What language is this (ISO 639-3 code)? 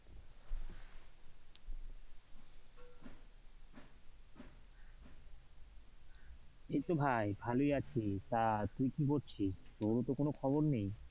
ben